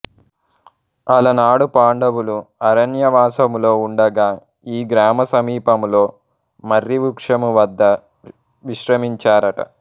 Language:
Telugu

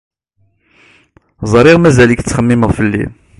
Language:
Kabyle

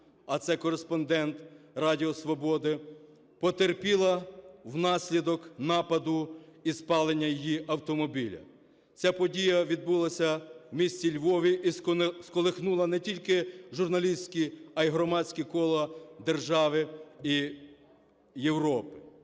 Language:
Ukrainian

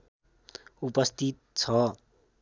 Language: Nepali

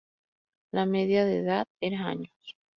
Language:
Spanish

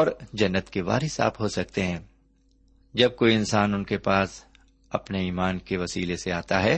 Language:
Urdu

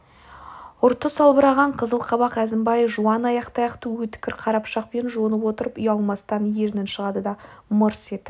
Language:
Kazakh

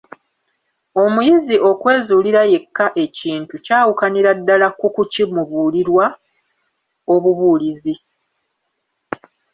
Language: Ganda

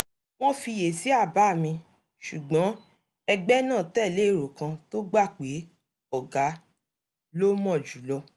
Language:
Yoruba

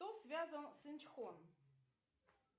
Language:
Russian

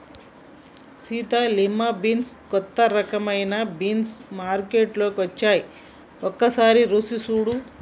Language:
Telugu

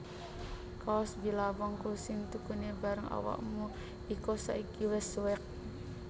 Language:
Javanese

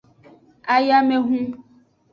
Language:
Aja (Benin)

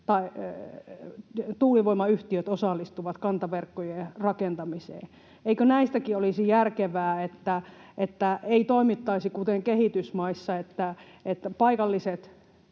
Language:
Finnish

